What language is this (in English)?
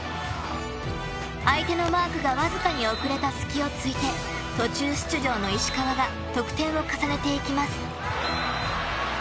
Japanese